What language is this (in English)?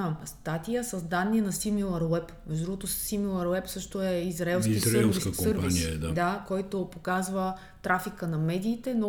Bulgarian